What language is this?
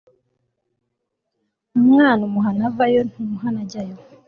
Kinyarwanda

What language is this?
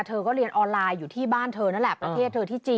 Thai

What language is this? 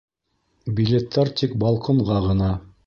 Bashkir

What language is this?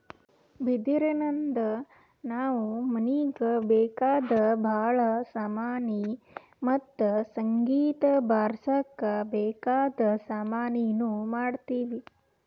Kannada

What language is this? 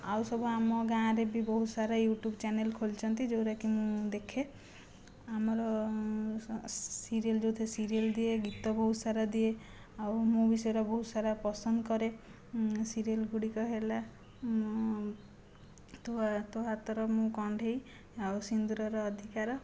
Odia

